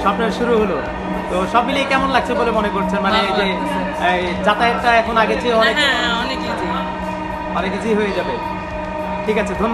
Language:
Arabic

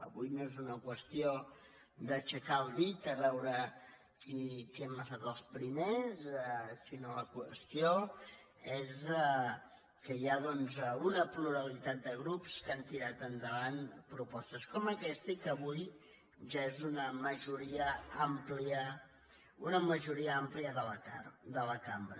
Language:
Catalan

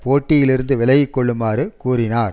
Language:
Tamil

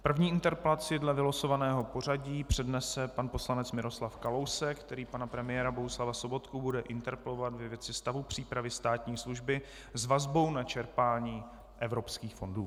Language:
Czech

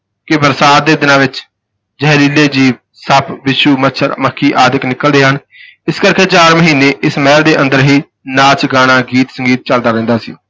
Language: Punjabi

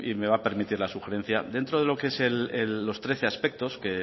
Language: Spanish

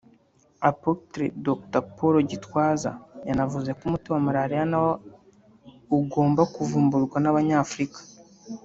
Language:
Kinyarwanda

